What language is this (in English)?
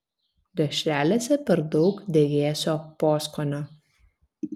Lithuanian